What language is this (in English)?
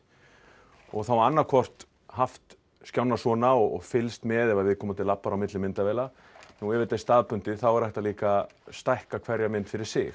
Icelandic